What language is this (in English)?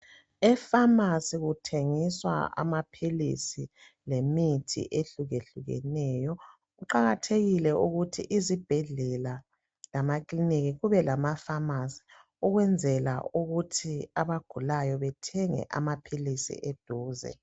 North Ndebele